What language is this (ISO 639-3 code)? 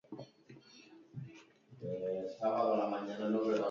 eus